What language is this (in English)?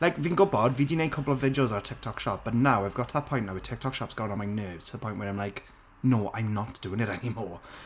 Welsh